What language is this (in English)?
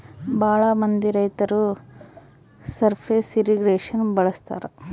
Kannada